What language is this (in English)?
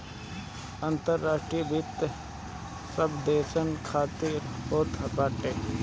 Bhojpuri